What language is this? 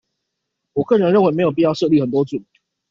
Chinese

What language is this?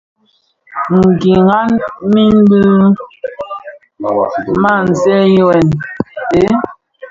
Bafia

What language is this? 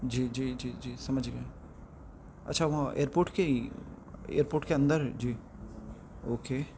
Urdu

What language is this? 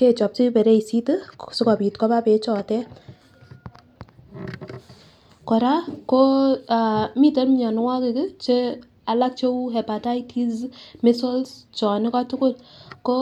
Kalenjin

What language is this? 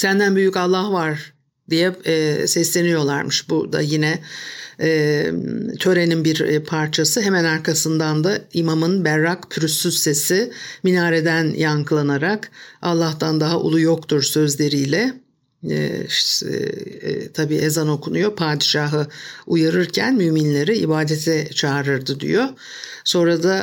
Turkish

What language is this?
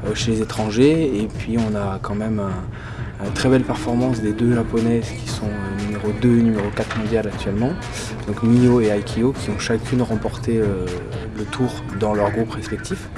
French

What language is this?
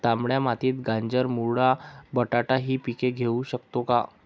Marathi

